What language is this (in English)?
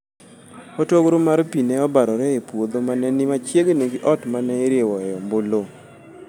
Luo (Kenya and Tanzania)